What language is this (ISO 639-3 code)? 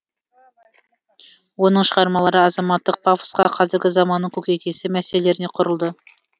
kaz